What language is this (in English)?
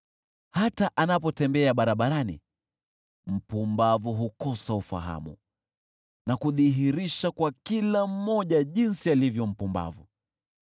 Swahili